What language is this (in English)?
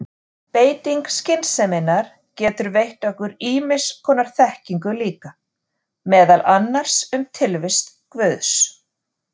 Icelandic